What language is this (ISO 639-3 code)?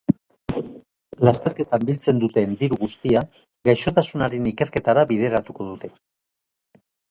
eus